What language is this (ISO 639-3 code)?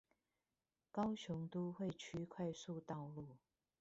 zho